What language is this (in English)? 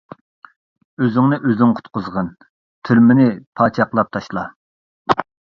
Uyghur